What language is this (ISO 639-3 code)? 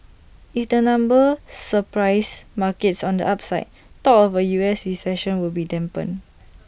eng